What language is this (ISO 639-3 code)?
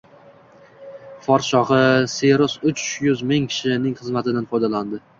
uzb